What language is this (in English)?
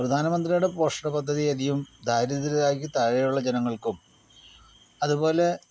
Malayalam